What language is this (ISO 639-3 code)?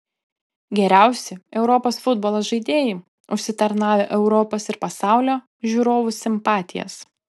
lit